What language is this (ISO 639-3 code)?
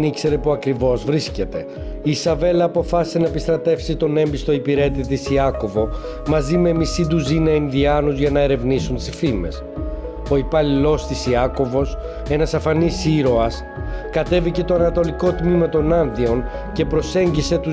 ell